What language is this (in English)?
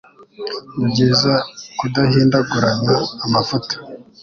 Kinyarwanda